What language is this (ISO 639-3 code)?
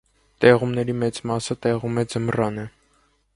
hye